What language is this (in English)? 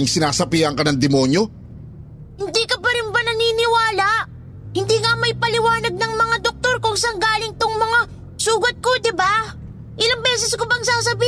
Filipino